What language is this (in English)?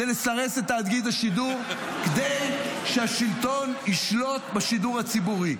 Hebrew